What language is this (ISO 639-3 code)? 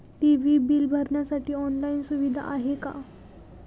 mar